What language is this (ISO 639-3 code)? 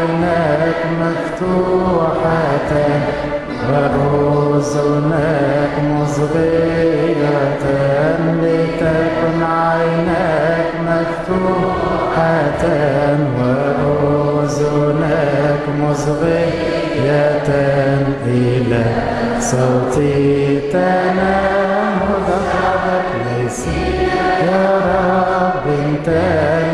ara